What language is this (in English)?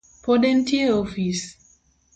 Luo (Kenya and Tanzania)